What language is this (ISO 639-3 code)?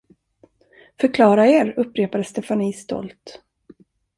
swe